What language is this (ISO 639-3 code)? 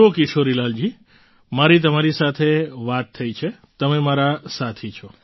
guj